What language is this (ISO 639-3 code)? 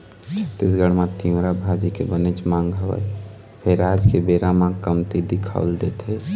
hne